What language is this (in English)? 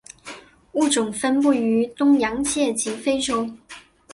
Chinese